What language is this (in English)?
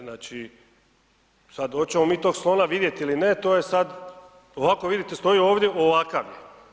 Croatian